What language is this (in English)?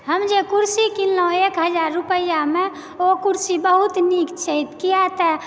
Maithili